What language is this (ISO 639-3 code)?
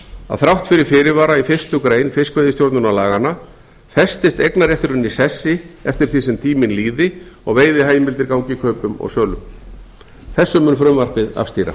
isl